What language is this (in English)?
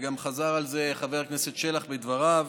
Hebrew